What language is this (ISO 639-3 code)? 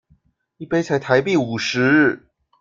zho